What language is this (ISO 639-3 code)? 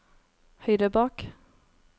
nor